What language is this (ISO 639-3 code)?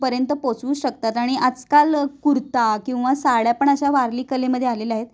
mar